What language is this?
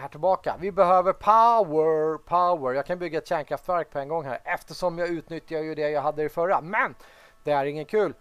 Swedish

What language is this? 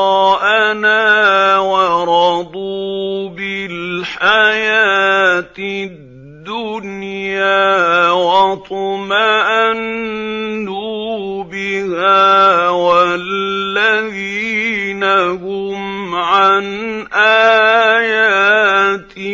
Arabic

